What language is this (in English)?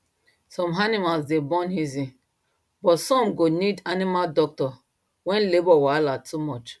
Nigerian Pidgin